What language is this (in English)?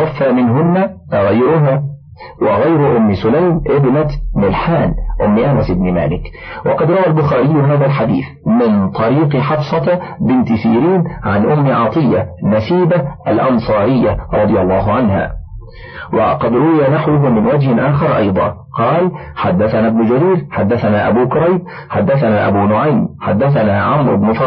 Arabic